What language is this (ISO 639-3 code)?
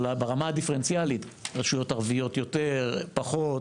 heb